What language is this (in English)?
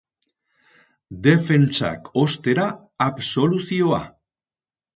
Basque